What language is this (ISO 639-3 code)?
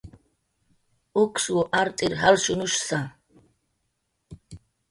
jqr